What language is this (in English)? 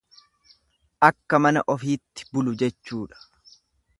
Oromo